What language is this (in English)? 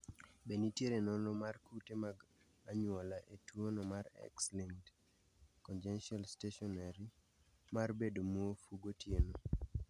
Luo (Kenya and Tanzania)